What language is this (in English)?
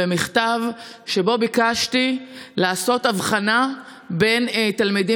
Hebrew